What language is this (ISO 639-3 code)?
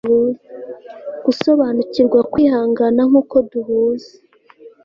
kin